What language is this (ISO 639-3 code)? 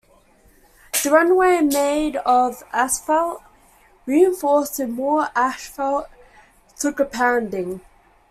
eng